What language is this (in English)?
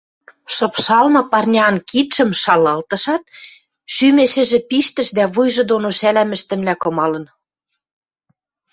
Western Mari